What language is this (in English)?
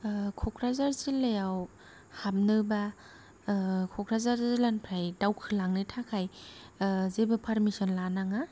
Bodo